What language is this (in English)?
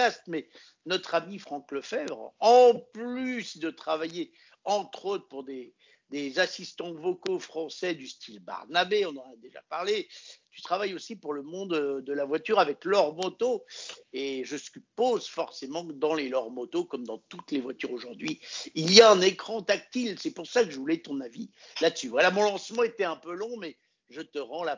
French